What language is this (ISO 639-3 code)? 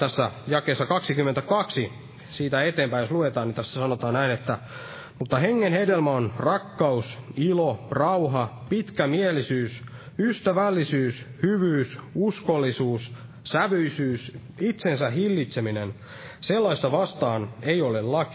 fin